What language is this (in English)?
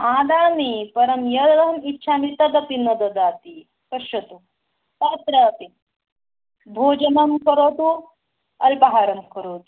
Sanskrit